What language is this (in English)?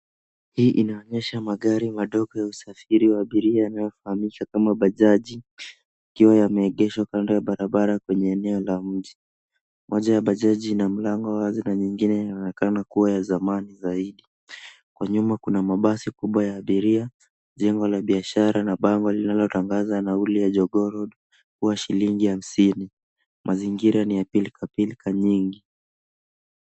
Swahili